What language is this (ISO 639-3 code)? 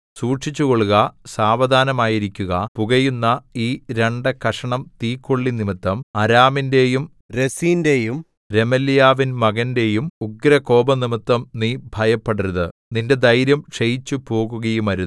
mal